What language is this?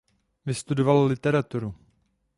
Czech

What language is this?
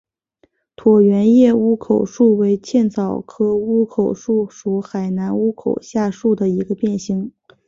Chinese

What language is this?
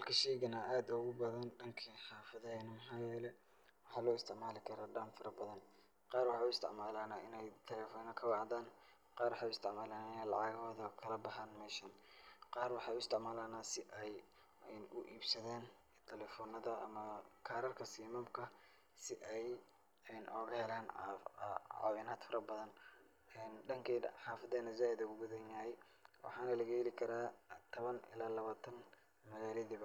Somali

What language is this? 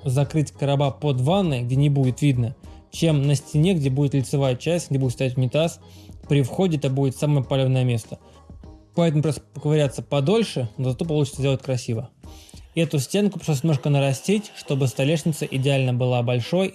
Russian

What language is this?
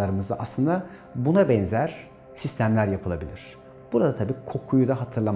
Turkish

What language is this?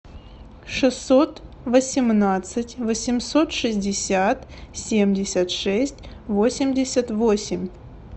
Russian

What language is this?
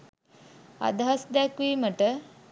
Sinhala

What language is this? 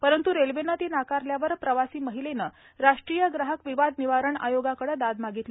Marathi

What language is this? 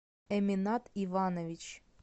Russian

